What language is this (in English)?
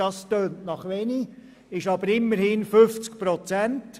Swiss German